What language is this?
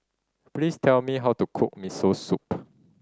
English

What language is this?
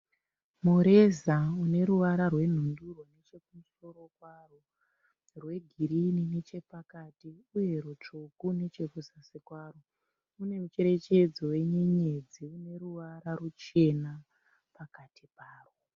Shona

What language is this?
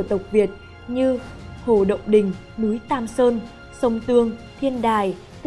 Vietnamese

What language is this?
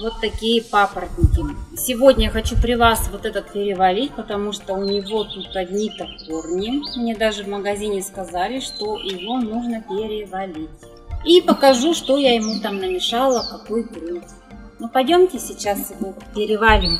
Russian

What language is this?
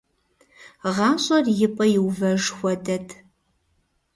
Kabardian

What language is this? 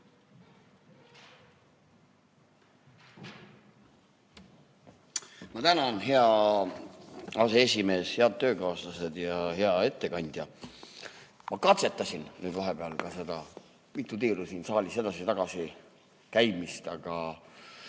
Estonian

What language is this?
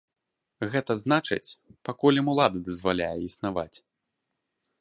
Belarusian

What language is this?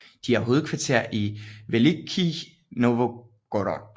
Danish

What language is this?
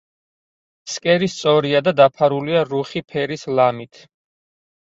Georgian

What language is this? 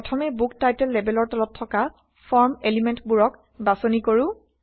Assamese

